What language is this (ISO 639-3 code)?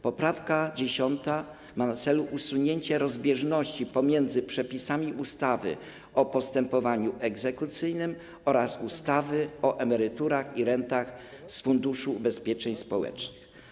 pol